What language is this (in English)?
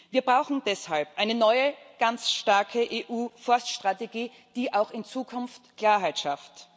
German